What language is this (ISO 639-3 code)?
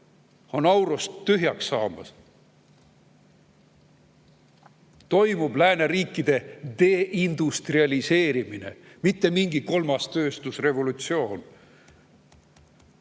est